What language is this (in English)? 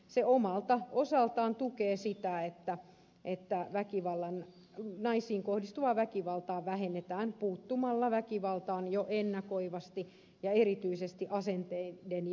Finnish